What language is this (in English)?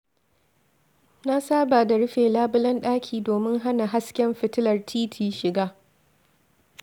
Hausa